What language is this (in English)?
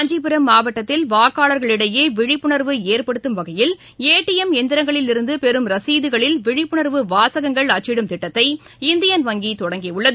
Tamil